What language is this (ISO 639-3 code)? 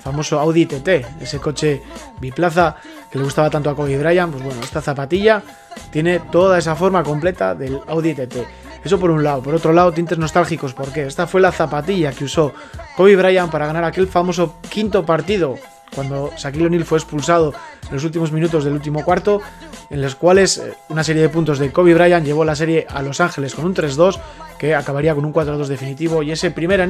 spa